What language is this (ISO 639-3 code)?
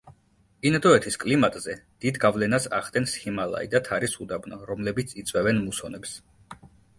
kat